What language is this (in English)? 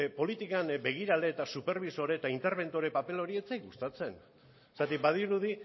Basque